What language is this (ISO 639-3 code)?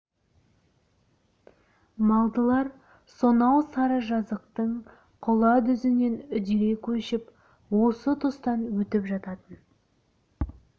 kaz